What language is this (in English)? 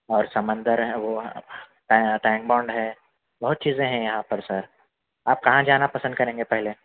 Urdu